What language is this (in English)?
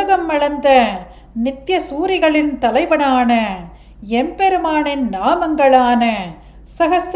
Tamil